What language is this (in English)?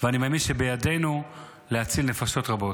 Hebrew